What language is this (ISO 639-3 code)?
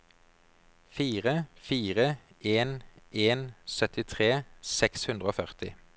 nor